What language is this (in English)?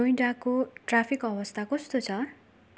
Nepali